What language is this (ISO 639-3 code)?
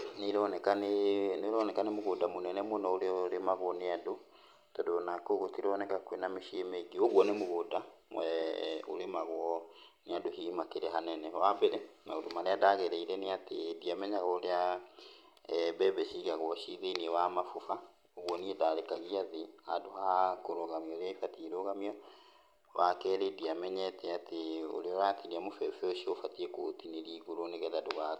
kik